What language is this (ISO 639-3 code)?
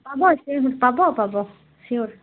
asm